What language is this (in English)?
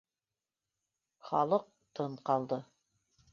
Bashkir